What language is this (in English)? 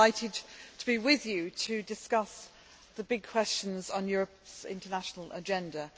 English